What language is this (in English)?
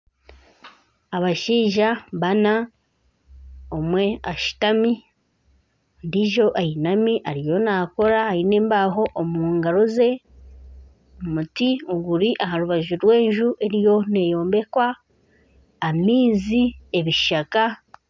Nyankole